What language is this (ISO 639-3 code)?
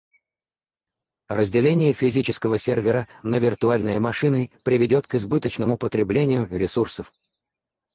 rus